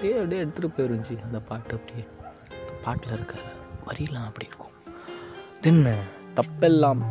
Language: Tamil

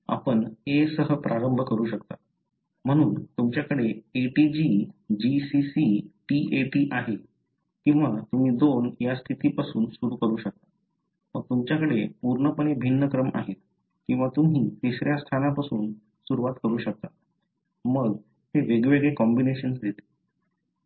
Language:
Marathi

